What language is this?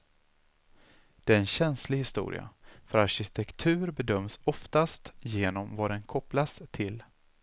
Swedish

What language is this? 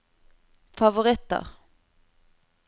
Norwegian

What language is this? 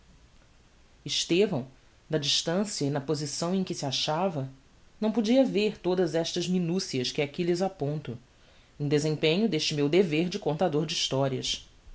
Portuguese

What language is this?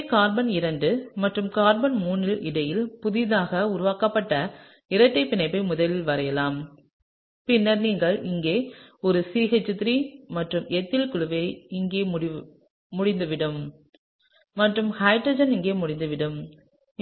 Tamil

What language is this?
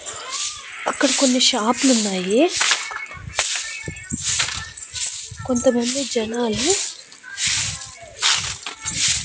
Telugu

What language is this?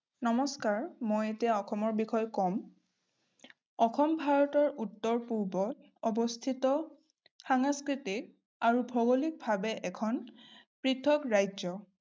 Assamese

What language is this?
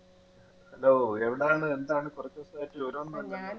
Malayalam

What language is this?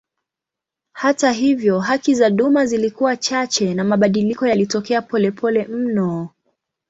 Swahili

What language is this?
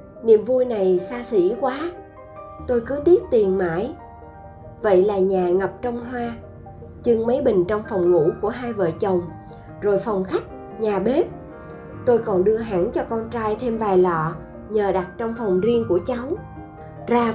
Vietnamese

